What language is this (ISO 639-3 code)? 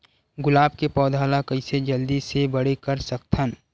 hne